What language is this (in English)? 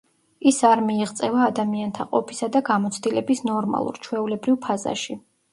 Georgian